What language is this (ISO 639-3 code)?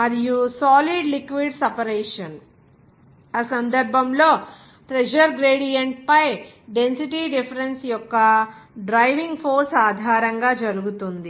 tel